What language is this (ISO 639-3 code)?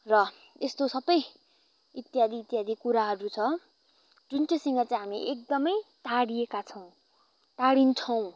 nep